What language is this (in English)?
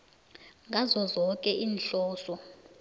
South Ndebele